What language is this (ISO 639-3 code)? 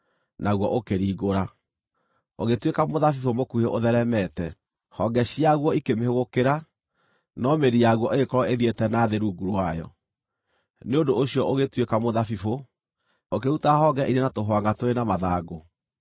kik